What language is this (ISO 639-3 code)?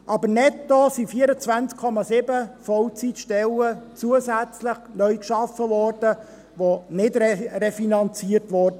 gsw